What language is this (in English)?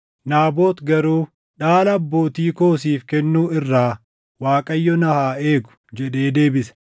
Oromo